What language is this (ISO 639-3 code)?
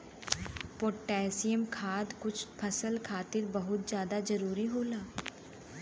bho